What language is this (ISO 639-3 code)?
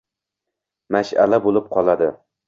uzb